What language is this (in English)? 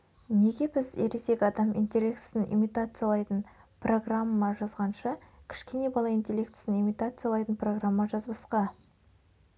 Kazakh